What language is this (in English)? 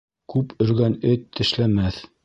Bashkir